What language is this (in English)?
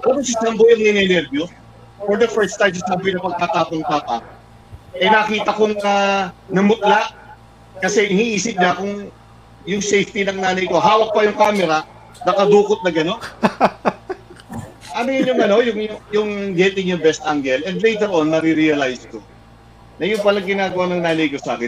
Filipino